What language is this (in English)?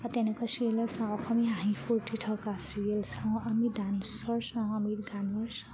Assamese